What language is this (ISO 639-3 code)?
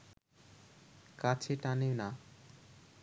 ben